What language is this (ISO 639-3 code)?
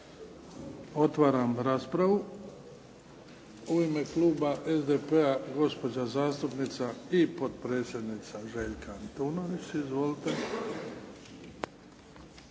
hrv